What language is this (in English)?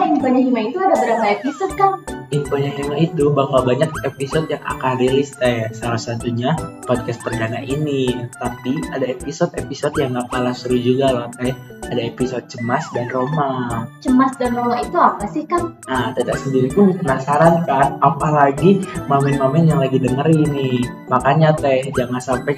Indonesian